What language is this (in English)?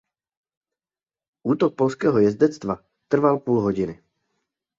Czech